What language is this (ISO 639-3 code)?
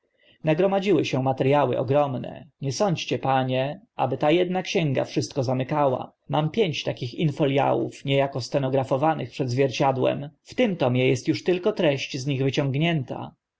pol